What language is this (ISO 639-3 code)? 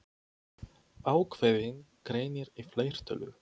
isl